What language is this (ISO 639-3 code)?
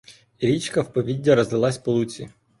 ukr